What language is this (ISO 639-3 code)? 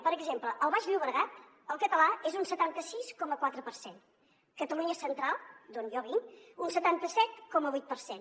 cat